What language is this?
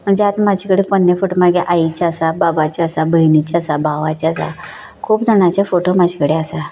Konkani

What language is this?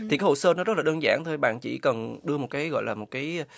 Vietnamese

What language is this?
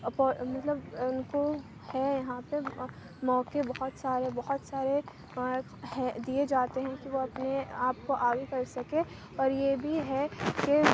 Urdu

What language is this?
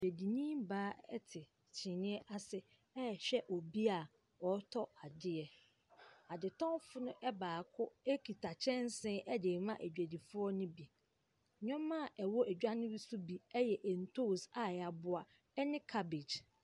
Akan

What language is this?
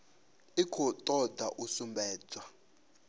Venda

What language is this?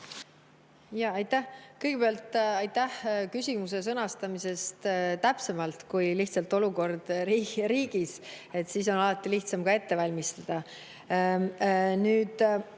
Estonian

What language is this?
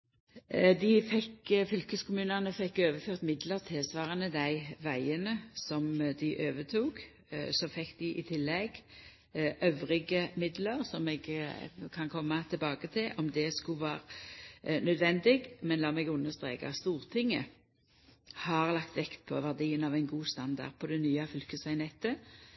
Norwegian Nynorsk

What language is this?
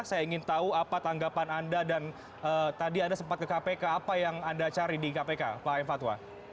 Indonesian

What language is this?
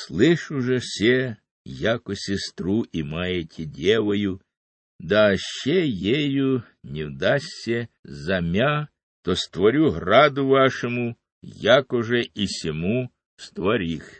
Ukrainian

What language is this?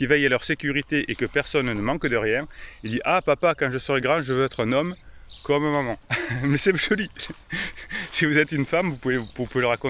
French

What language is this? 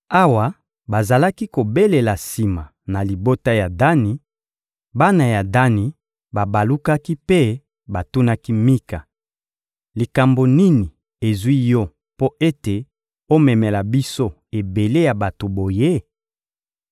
Lingala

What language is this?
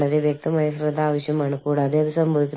Malayalam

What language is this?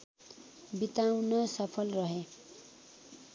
Nepali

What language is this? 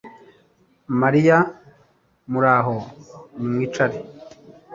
Kinyarwanda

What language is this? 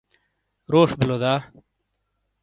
Shina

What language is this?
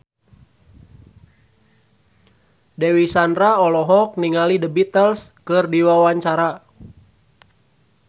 Sundanese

